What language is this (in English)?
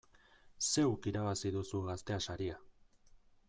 Basque